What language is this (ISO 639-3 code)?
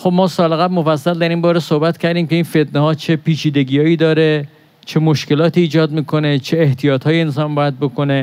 fas